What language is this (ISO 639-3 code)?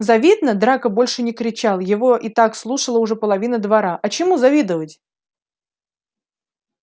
rus